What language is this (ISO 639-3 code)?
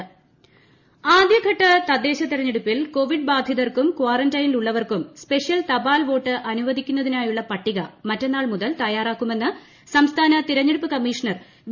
mal